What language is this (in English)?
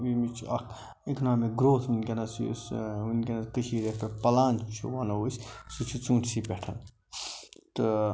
Kashmiri